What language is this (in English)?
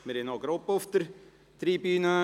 Swiss German